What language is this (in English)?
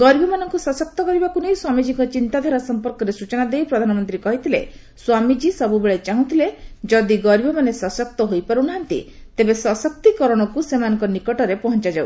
Odia